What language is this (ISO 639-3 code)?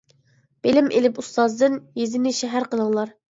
uig